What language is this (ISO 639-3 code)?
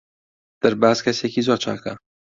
ckb